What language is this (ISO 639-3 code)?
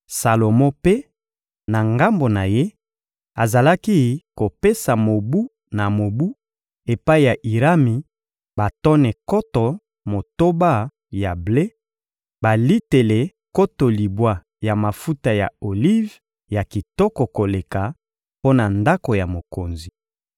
lin